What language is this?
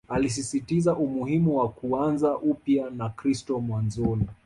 Swahili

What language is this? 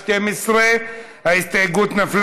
Hebrew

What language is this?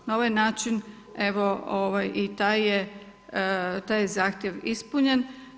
Croatian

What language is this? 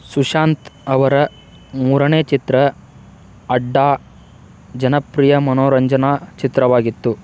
Kannada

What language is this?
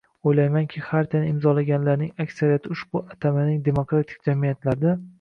Uzbek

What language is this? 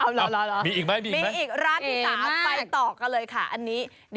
Thai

